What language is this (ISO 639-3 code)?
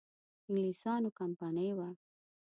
pus